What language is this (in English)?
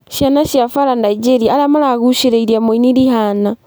Kikuyu